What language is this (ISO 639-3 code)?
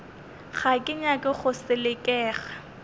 nso